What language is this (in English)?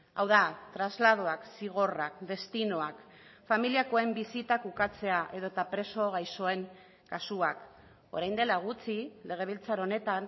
Basque